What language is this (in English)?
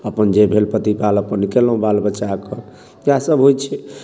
Maithili